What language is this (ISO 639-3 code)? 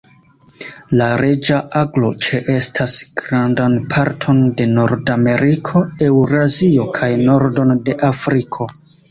epo